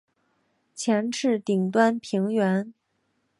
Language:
Chinese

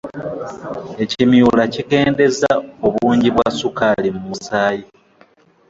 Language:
Ganda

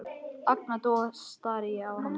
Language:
Icelandic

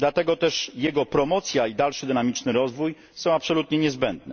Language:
Polish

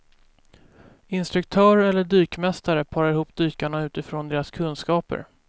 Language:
Swedish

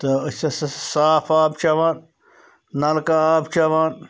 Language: Kashmiri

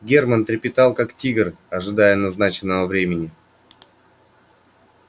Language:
Russian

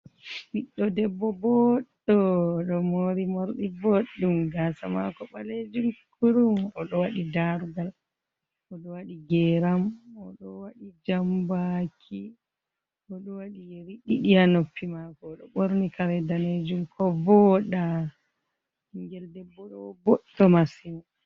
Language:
Fula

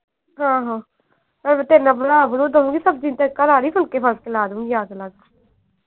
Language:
Punjabi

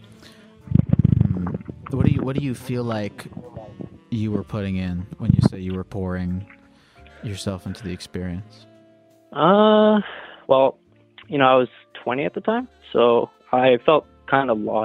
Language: English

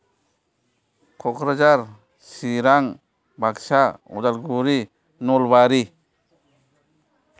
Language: Bodo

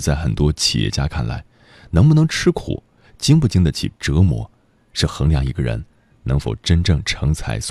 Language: Chinese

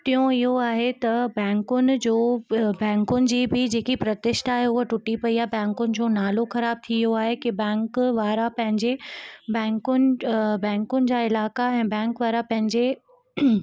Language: Sindhi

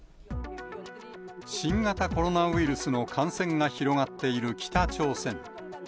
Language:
Japanese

